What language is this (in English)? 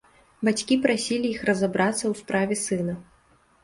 Belarusian